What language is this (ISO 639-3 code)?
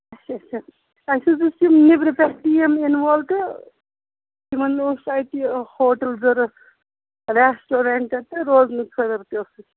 kas